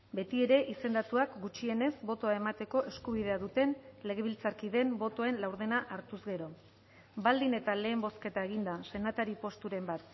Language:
Basque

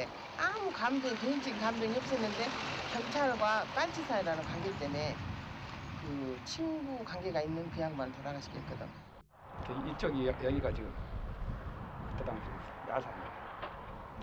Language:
Korean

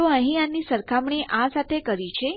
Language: Gujarati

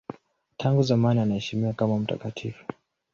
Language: Swahili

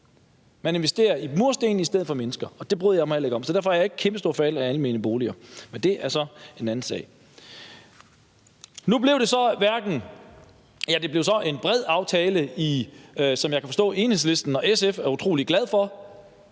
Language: Danish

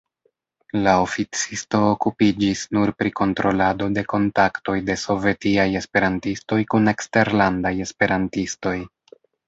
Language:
Esperanto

